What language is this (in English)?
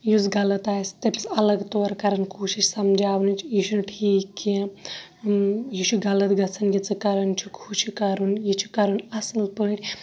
Kashmiri